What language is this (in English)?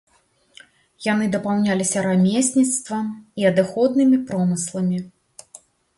Belarusian